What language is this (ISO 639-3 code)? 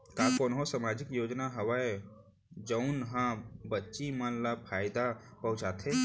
hne